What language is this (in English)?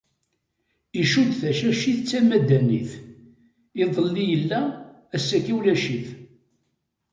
Kabyle